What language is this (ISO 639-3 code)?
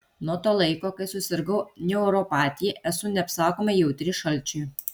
lit